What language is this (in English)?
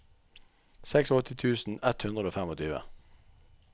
Norwegian